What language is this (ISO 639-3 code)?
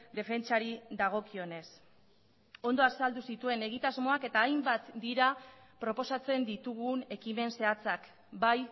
eus